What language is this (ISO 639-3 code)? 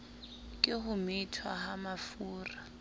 sot